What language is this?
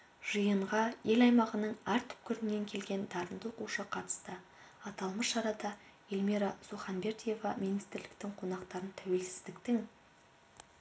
Kazakh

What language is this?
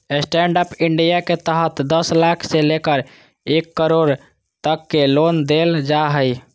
Magahi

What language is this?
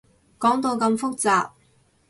Cantonese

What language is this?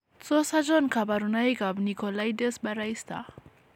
Kalenjin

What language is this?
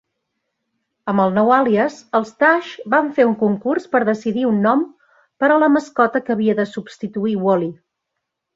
Catalan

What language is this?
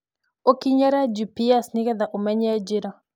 Kikuyu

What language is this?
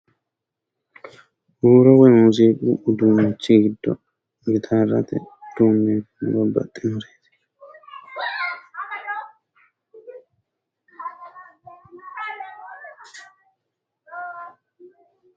Sidamo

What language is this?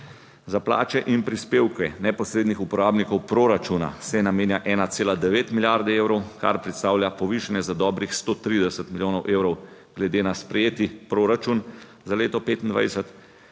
Slovenian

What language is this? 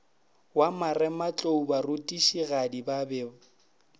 Northern Sotho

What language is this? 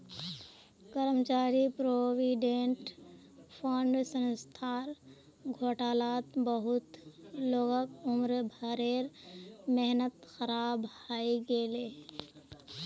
Magahi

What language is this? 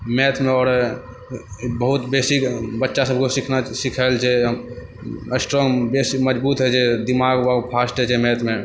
Maithili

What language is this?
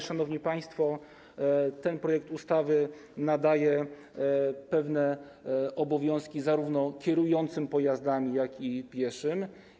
Polish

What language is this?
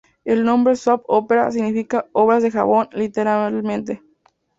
Spanish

